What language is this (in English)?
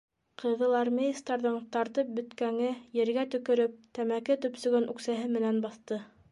Bashkir